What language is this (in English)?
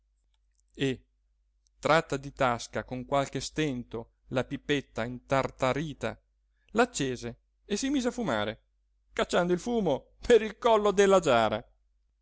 Italian